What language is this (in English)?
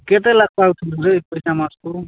Odia